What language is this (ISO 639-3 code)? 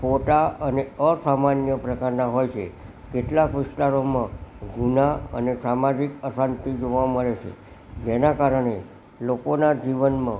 guj